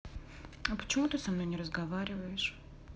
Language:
Russian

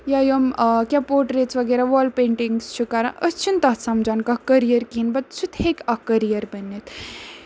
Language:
Kashmiri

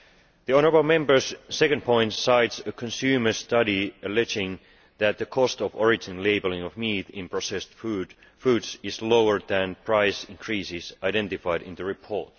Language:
English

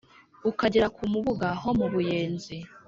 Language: Kinyarwanda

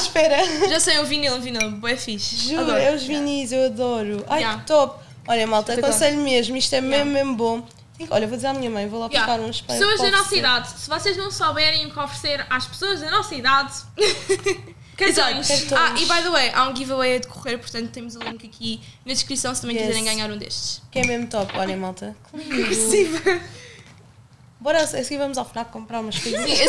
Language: Portuguese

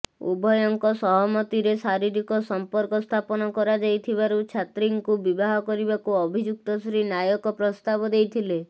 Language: Odia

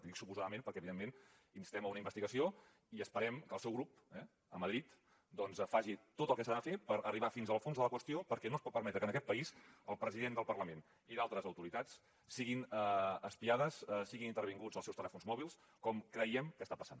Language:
Catalan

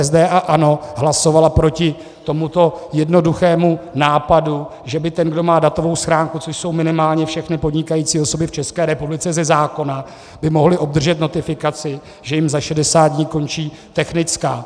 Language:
Czech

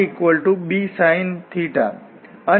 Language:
Gujarati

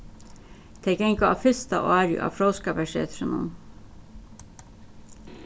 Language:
Faroese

